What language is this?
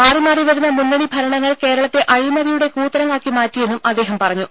Malayalam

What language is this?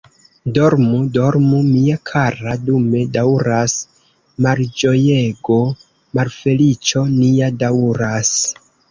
Esperanto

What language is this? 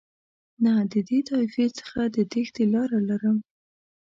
Pashto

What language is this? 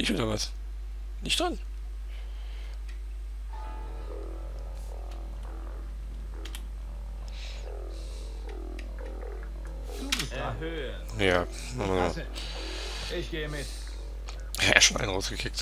German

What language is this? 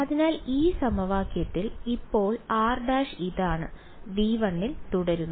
Malayalam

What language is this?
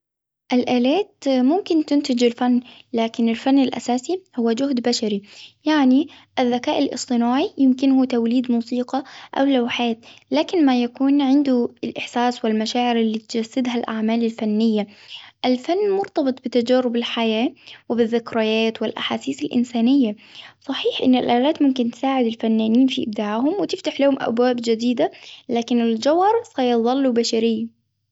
Hijazi Arabic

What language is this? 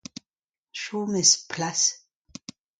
Breton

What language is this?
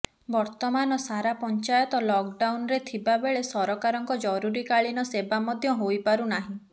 Odia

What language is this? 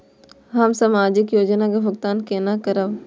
Maithili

